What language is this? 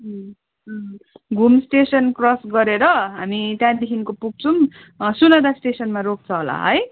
Nepali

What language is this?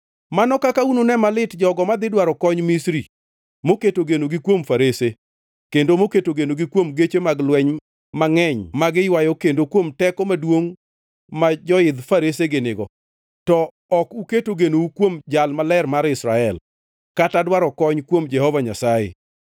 Luo (Kenya and Tanzania)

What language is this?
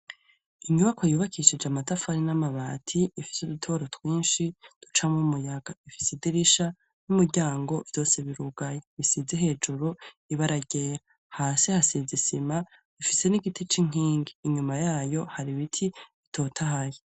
Rundi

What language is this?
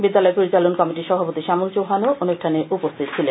Bangla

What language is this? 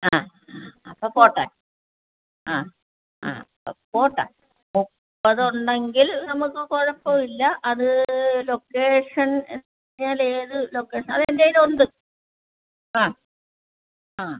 Malayalam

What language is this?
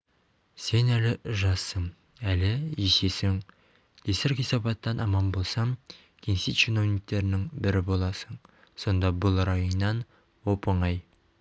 Kazakh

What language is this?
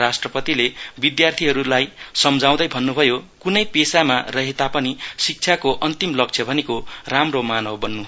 Nepali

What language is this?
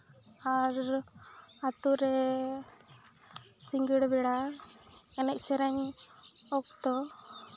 Santali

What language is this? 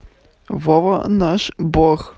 Russian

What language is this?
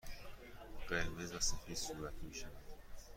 Persian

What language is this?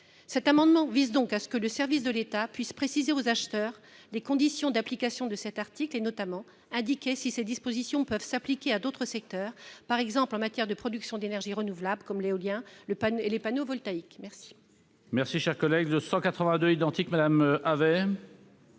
French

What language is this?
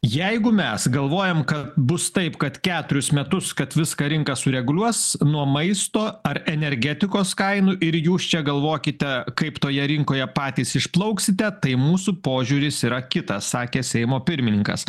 Lithuanian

